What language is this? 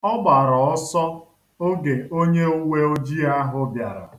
Igbo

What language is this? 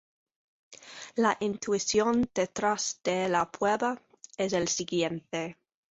Spanish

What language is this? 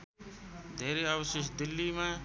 Nepali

